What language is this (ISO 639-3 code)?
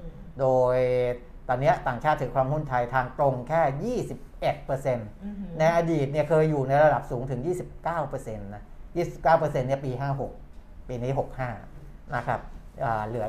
tha